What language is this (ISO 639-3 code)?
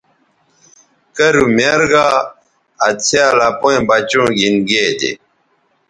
btv